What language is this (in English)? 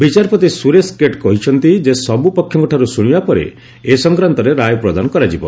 Odia